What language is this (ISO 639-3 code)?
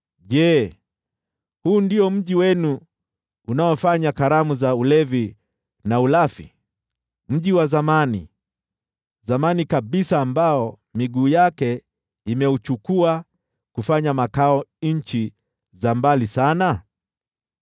swa